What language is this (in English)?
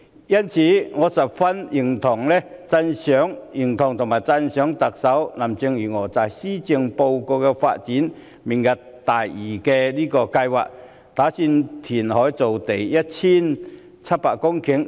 Cantonese